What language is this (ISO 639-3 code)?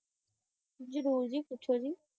pan